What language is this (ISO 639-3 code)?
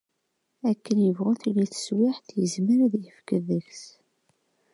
kab